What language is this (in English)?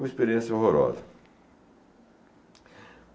Portuguese